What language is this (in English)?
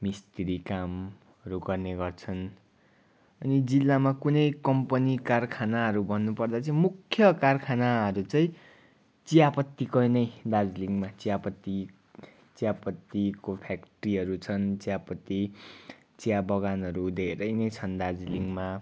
Nepali